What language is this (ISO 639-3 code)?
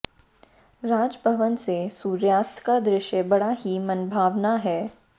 hin